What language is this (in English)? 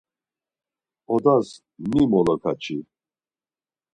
Laz